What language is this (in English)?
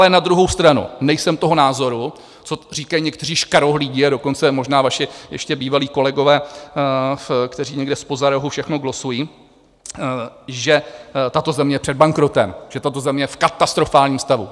Czech